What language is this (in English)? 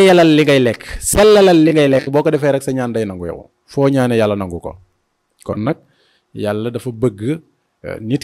Indonesian